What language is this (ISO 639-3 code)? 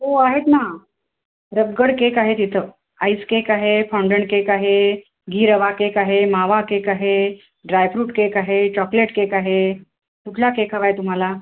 mar